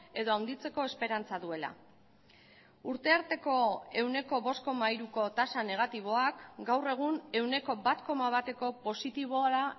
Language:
Basque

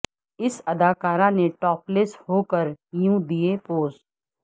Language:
Urdu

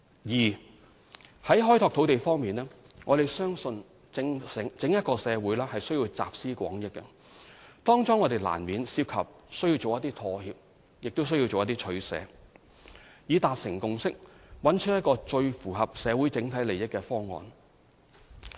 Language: Cantonese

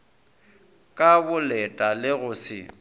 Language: Northern Sotho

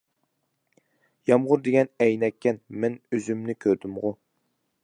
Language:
Uyghur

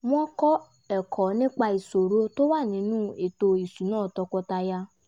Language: Yoruba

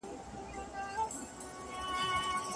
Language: Pashto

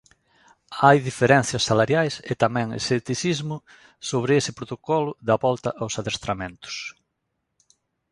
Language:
Galician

